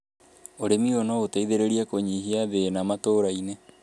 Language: Kikuyu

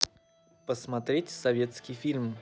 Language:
Russian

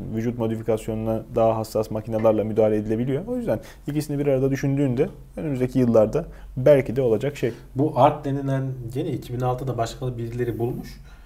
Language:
Turkish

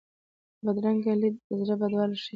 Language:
Pashto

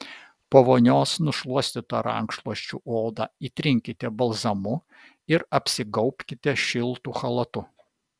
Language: Lithuanian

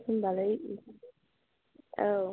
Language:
Bodo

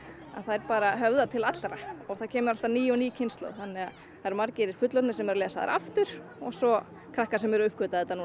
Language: Icelandic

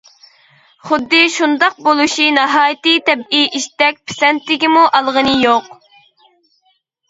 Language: Uyghur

